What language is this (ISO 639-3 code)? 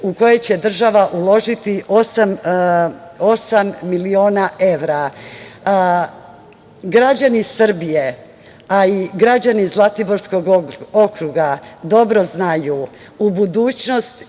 srp